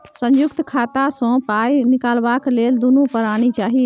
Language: Maithili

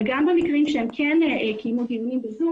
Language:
Hebrew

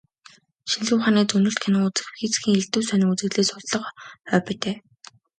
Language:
Mongolian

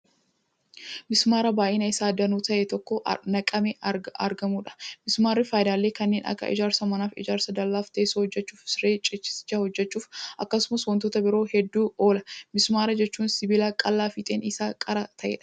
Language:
Oromo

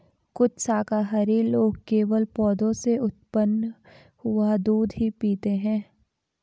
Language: Hindi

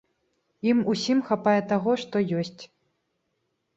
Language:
Belarusian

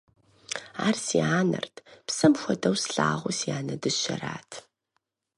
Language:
Kabardian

